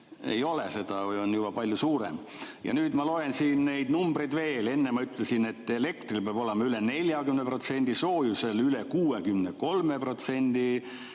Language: Estonian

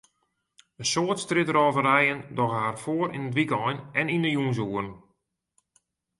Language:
Western Frisian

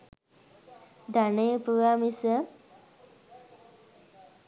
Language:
Sinhala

